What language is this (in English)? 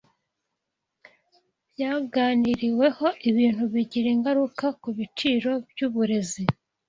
Kinyarwanda